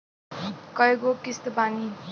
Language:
Bhojpuri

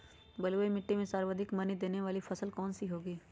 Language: Magahi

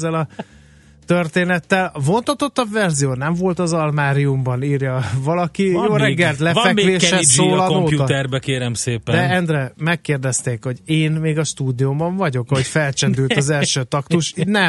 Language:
Hungarian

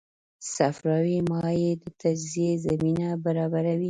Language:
Pashto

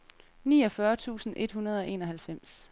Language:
Danish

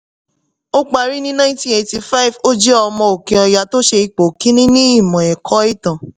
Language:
Yoruba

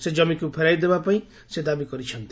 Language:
Odia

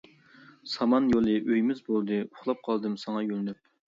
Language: Uyghur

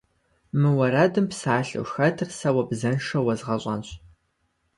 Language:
Kabardian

